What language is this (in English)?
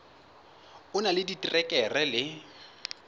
Southern Sotho